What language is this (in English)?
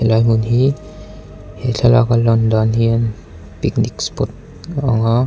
Mizo